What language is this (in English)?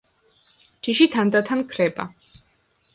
Georgian